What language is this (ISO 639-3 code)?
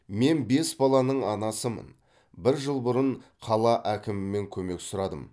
kaz